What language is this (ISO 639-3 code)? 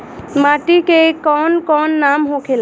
bho